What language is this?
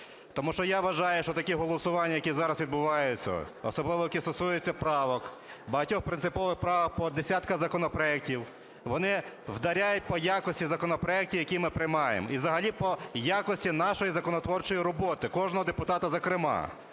Ukrainian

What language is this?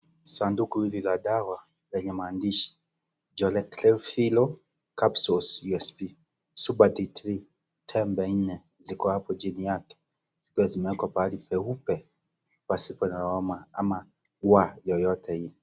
Swahili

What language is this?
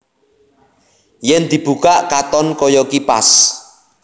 Javanese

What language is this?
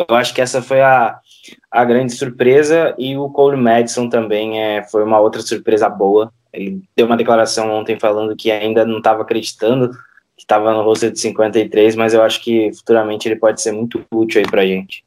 Portuguese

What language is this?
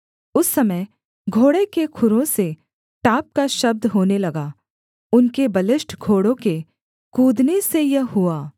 Hindi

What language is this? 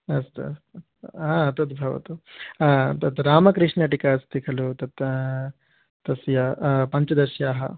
Sanskrit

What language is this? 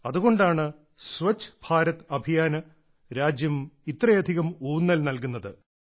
Malayalam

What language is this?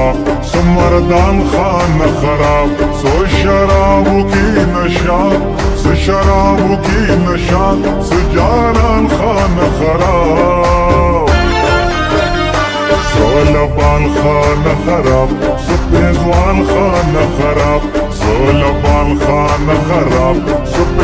Arabic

